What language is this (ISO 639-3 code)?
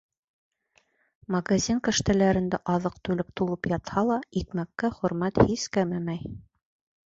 bak